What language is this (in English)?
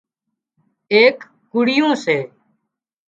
Wadiyara Koli